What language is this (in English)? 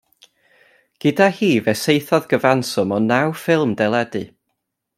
Welsh